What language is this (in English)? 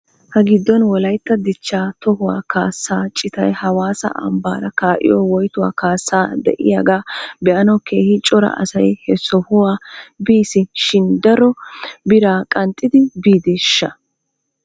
Wolaytta